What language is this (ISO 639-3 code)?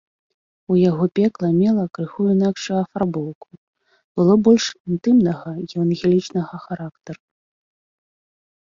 bel